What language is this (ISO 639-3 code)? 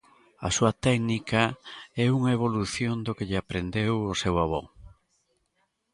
glg